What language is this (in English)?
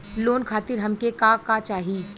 Bhojpuri